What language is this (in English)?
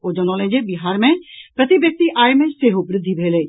Maithili